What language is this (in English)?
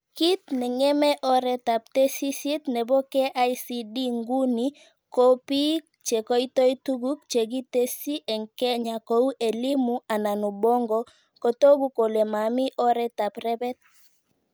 Kalenjin